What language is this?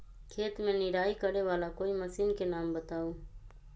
Magahi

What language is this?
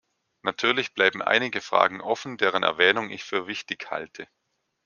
German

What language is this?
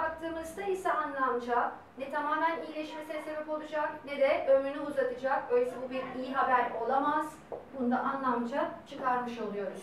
Turkish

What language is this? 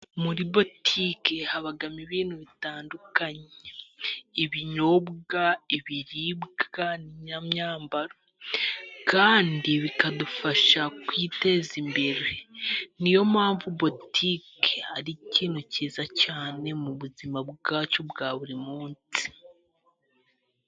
Kinyarwanda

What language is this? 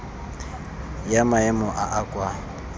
Tswana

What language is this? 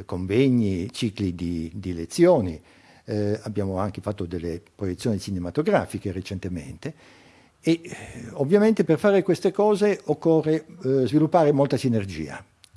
Italian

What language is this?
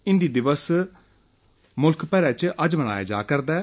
Dogri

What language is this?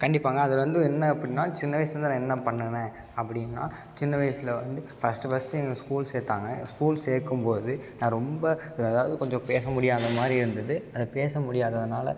Tamil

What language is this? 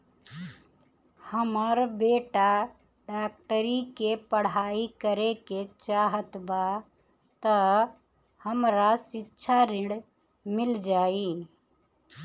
Bhojpuri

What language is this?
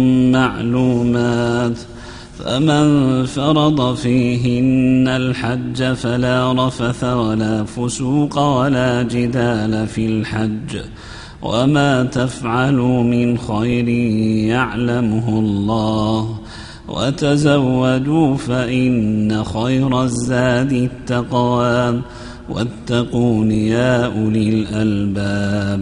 Arabic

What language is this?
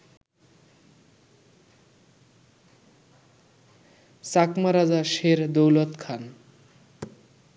Bangla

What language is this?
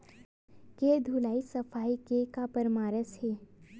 Chhattisgarhi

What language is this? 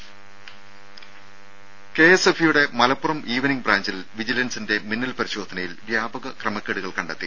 Malayalam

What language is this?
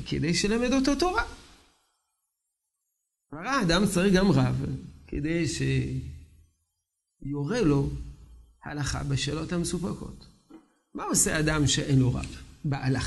Hebrew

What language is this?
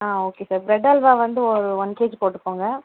Tamil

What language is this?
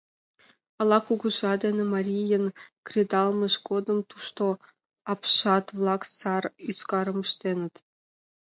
Mari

